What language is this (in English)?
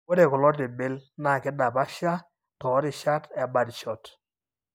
Masai